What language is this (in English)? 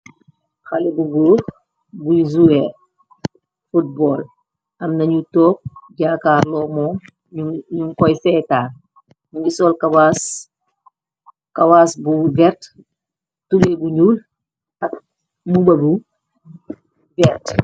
Wolof